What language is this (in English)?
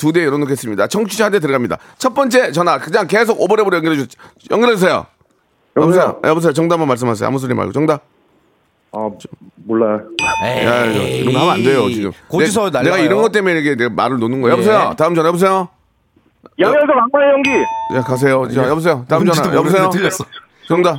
Korean